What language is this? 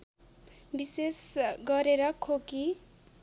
Nepali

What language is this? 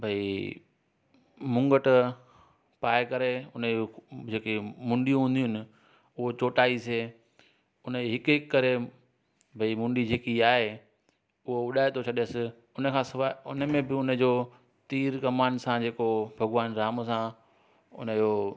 Sindhi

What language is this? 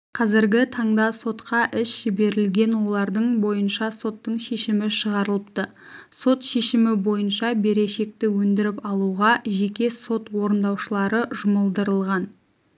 Kazakh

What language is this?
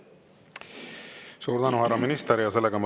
Estonian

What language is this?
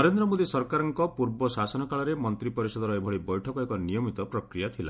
Odia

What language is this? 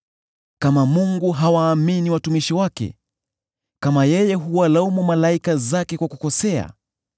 Swahili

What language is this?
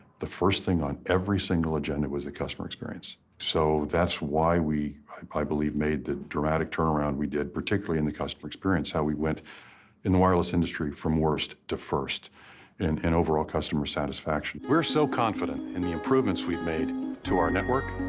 English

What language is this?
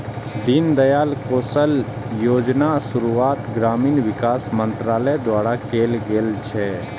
Maithili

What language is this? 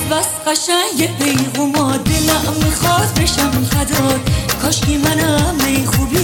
Persian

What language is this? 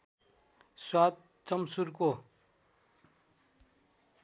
Nepali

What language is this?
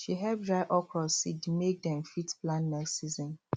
Nigerian Pidgin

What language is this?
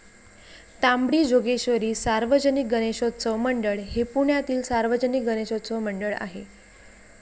Marathi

